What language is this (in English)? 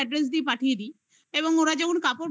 Bangla